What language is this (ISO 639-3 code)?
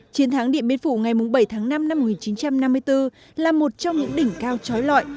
vie